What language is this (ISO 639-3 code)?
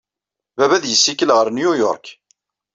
kab